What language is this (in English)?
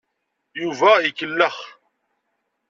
Kabyle